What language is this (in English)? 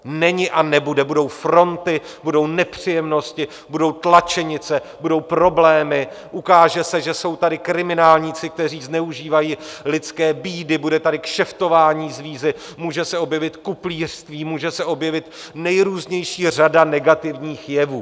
Czech